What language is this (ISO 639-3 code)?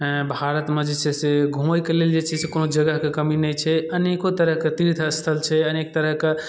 mai